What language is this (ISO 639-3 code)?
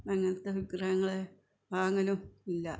mal